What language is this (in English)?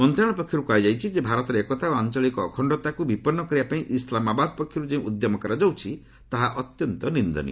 Odia